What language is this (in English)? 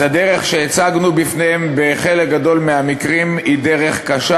Hebrew